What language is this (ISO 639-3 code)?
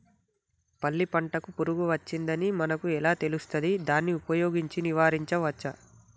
tel